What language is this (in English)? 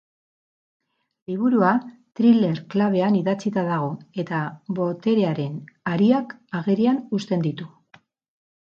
Basque